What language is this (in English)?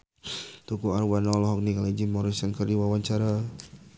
Sundanese